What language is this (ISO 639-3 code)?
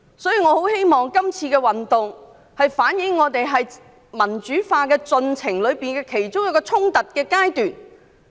yue